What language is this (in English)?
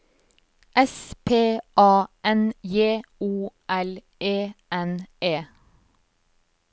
Norwegian